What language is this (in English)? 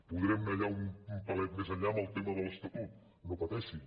Catalan